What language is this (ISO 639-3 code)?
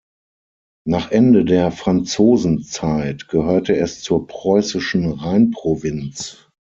deu